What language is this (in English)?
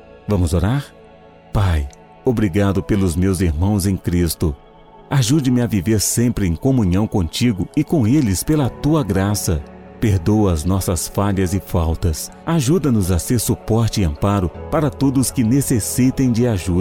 Portuguese